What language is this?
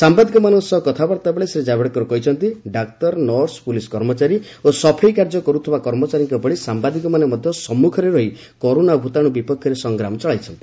Odia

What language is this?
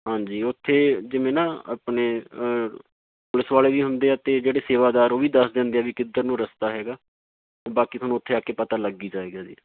Punjabi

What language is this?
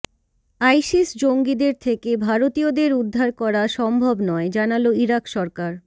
Bangla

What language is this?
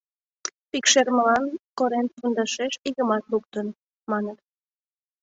Mari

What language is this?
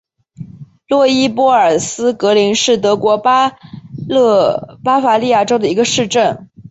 Chinese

